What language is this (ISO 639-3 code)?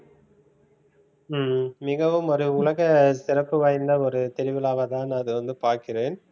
tam